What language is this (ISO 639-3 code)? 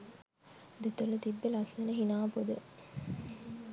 sin